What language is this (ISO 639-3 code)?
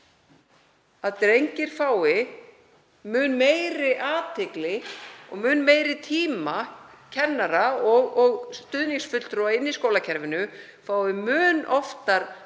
isl